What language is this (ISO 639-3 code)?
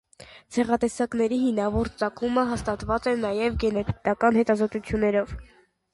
hye